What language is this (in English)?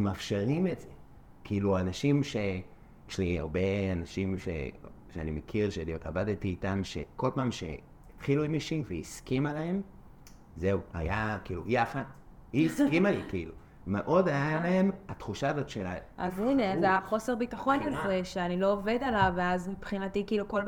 Hebrew